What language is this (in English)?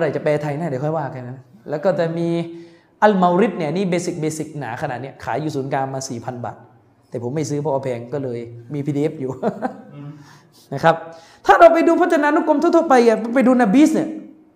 Thai